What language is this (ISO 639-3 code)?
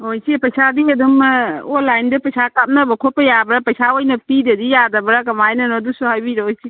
mni